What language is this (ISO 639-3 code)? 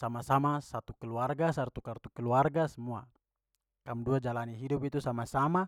pmy